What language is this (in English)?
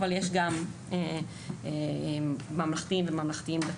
Hebrew